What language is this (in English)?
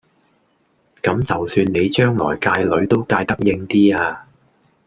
Cantonese